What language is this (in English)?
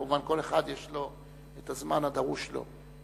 Hebrew